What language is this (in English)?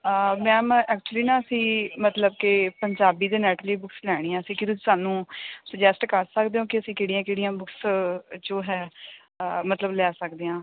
Punjabi